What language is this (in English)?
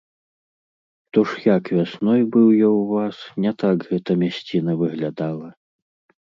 Belarusian